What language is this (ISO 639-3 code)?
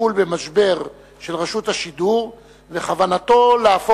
heb